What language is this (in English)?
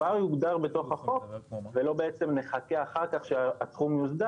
Hebrew